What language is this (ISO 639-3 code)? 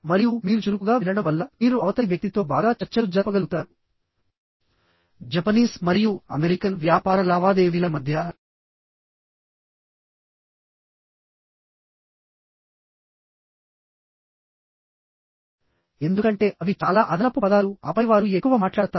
tel